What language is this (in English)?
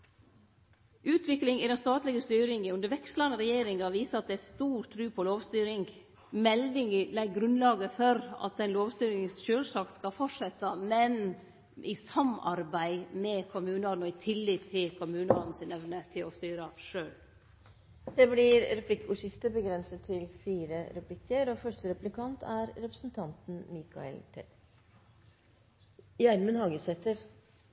Norwegian